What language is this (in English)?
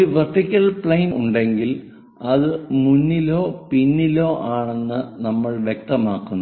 Malayalam